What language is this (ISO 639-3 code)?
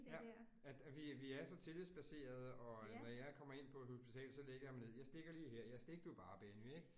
dan